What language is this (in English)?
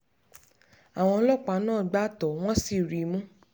Yoruba